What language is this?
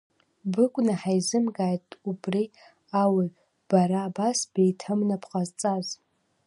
Abkhazian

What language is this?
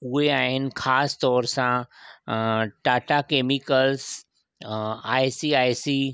Sindhi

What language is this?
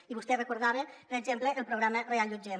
Catalan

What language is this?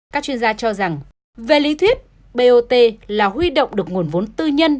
Vietnamese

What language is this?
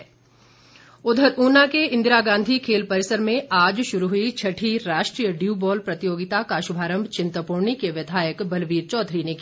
Hindi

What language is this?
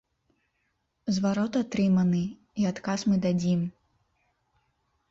Belarusian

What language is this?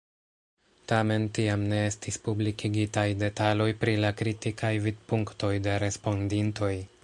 Esperanto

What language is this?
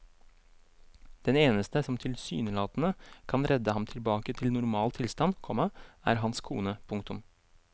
Norwegian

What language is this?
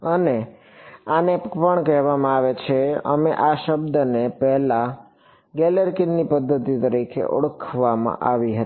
Gujarati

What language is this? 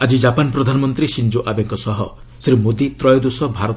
Odia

